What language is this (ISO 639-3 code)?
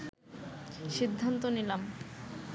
ben